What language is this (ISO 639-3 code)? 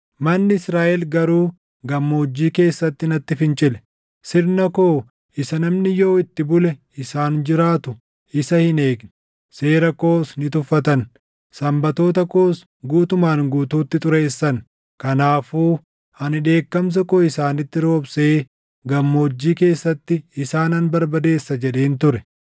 orm